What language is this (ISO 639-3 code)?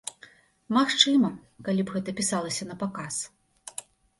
bel